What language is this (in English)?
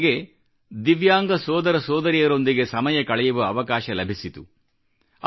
Kannada